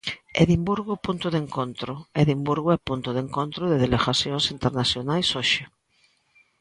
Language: Galician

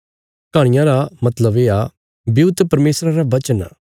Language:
Bilaspuri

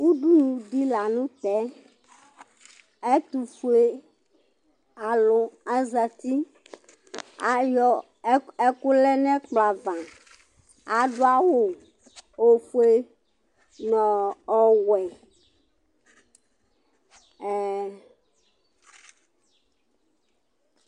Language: Ikposo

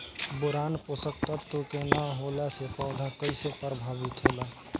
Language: Bhojpuri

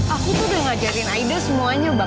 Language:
Indonesian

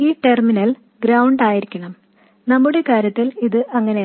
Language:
Malayalam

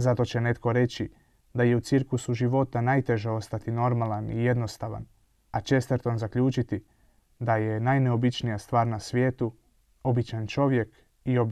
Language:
Croatian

